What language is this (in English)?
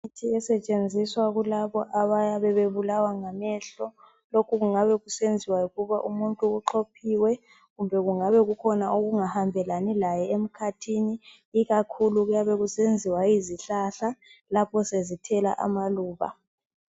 North Ndebele